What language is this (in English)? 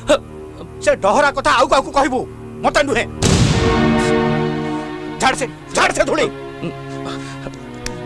Hindi